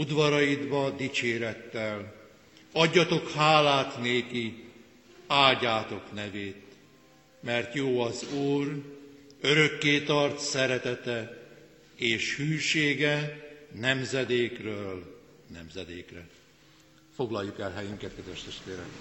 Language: Hungarian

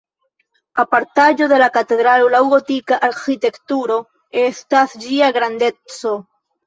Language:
Esperanto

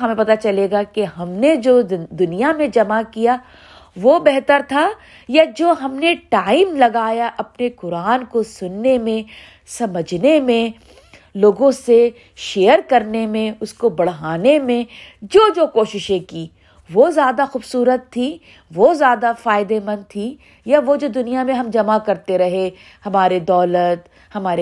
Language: Urdu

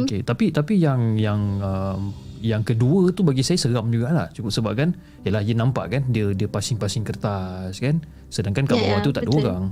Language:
Malay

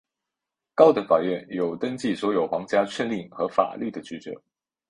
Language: Chinese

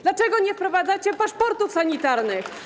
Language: Polish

